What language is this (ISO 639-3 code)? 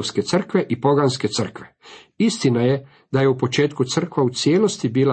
hrv